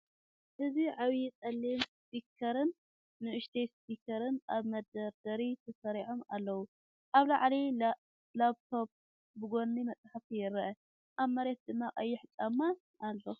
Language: Tigrinya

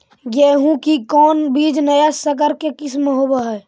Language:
Magahi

